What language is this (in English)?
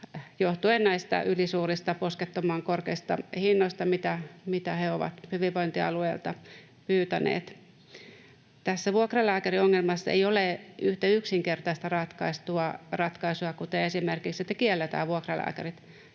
Finnish